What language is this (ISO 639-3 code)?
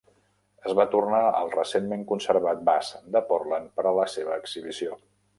cat